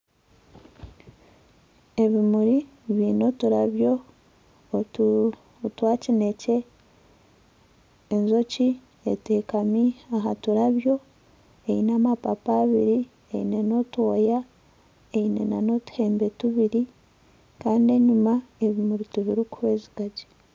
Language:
Nyankole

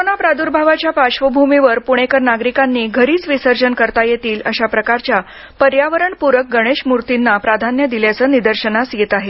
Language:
Marathi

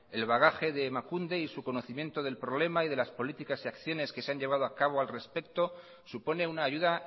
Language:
Spanish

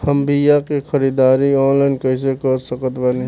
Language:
Bhojpuri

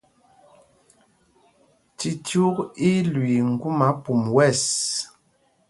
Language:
Mpumpong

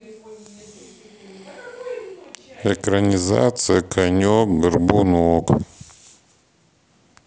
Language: Russian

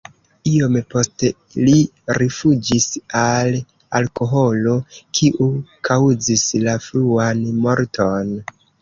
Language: Esperanto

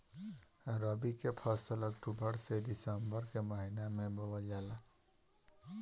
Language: Bhojpuri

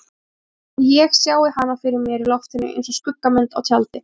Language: Icelandic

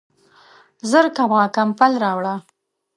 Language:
Pashto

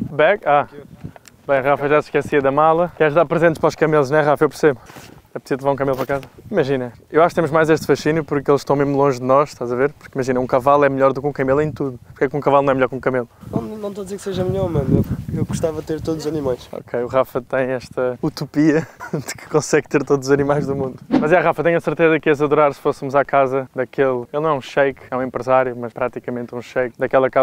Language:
Portuguese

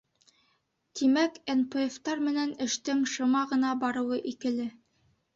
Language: Bashkir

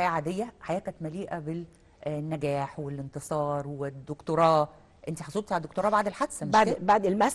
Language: Arabic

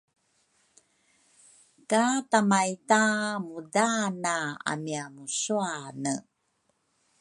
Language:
Rukai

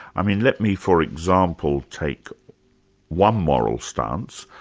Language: English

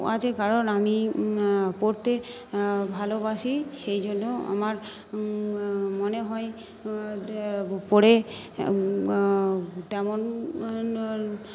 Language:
Bangla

